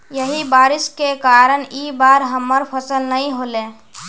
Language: Magahi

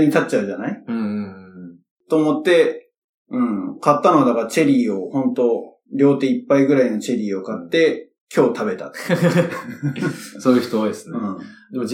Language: Japanese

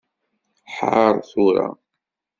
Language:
Kabyle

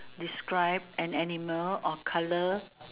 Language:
English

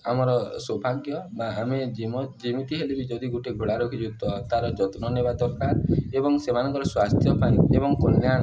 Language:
Odia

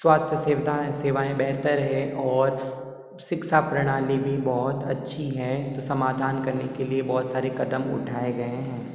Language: Hindi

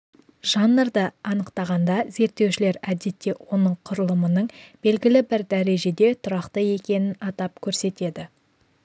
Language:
Kazakh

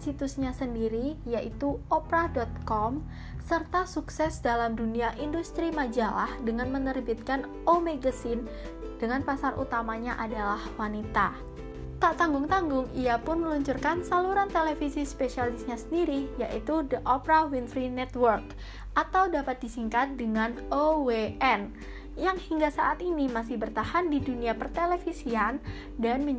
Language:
Indonesian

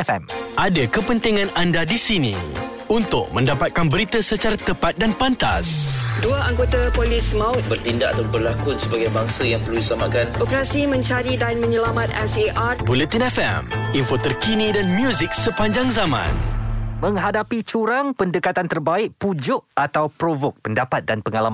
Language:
Malay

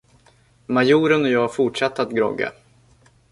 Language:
Swedish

